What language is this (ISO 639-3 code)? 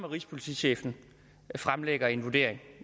dan